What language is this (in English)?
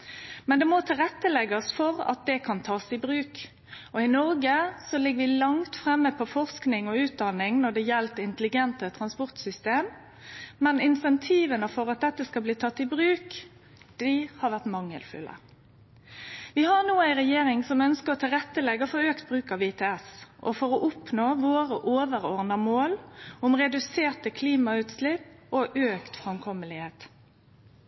Norwegian Nynorsk